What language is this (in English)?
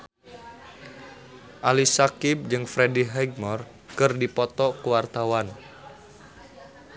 Sundanese